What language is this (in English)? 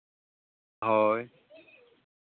Santali